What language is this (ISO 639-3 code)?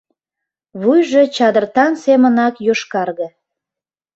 chm